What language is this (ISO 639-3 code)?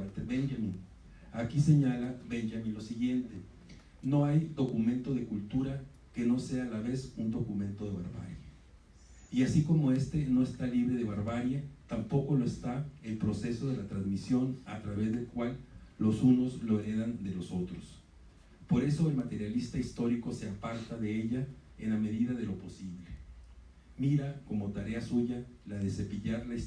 spa